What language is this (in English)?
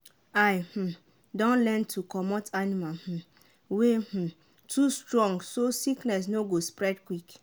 Nigerian Pidgin